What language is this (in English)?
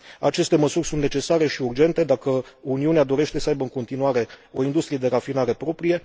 Romanian